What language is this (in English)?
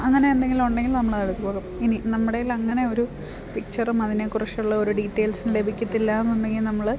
Malayalam